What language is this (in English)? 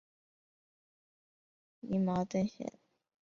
Chinese